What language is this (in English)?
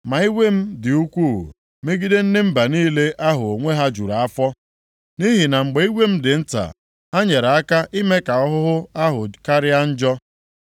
Igbo